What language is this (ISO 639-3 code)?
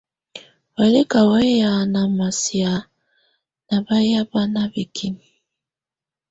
tvu